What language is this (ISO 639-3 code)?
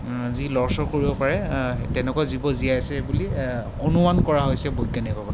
asm